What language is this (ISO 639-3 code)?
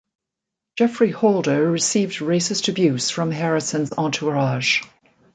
eng